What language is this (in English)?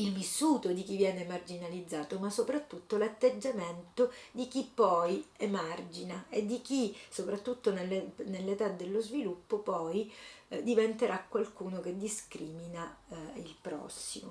Italian